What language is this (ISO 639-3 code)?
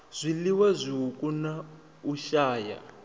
ven